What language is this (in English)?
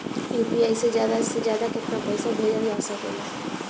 Bhojpuri